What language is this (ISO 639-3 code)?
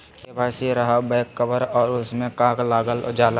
mag